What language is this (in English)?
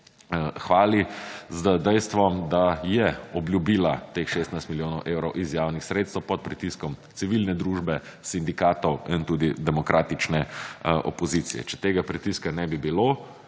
Slovenian